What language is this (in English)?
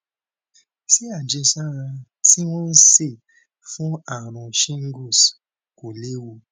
Yoruba